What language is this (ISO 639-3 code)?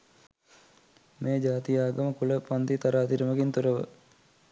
sin